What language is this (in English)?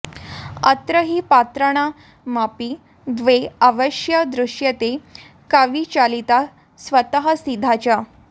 Sanskrit